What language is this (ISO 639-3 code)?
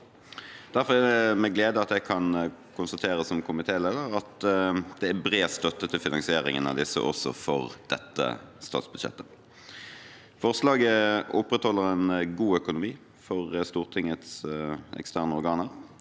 nor